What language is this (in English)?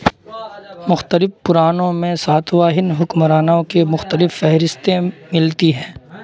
Urdu